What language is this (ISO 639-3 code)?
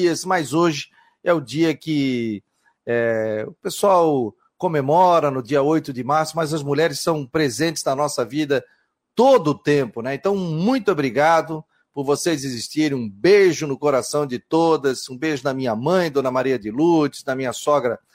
por